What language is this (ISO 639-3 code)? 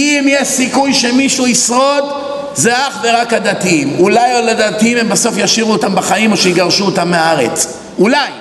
heb